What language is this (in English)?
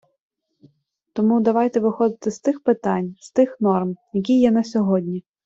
Ukrainian